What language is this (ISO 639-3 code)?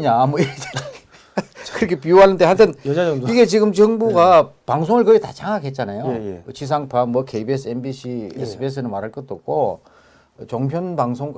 kor